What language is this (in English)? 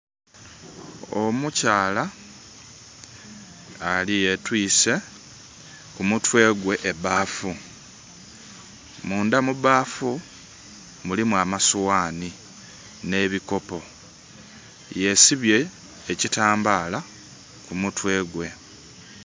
Soga